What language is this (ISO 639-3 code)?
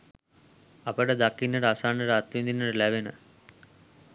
sin